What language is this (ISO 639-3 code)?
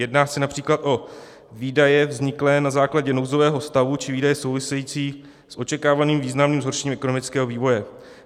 ces